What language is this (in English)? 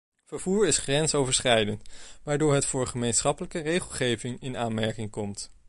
Dutch